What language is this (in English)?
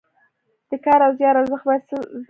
Pashto